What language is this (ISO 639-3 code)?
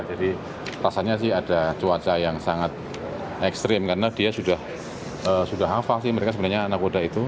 ind